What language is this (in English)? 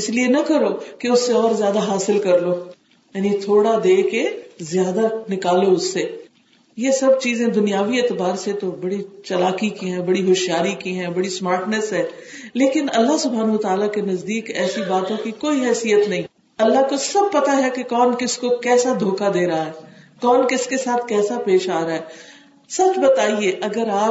Urdu